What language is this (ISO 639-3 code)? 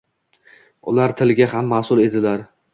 uzb